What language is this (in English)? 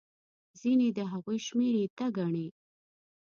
Pashto